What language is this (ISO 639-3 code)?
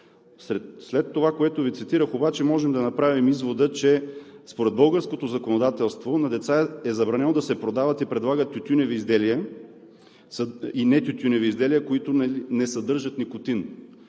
bul